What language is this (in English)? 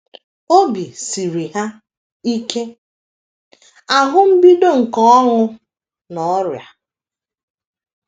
Igbo